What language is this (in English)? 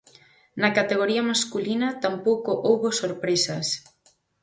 Galician